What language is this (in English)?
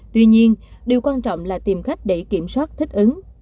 Vietnamese